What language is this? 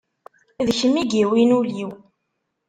Kabyle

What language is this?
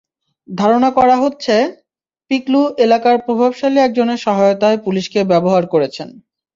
Bangla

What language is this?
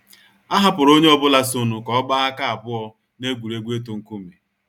Igbo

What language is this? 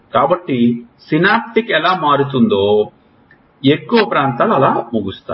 Telugu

